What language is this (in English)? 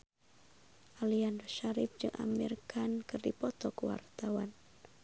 Sundanese